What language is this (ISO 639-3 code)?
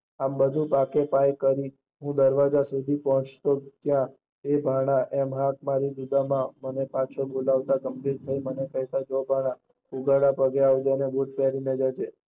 guj